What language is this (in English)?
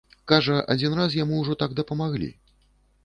Belarusian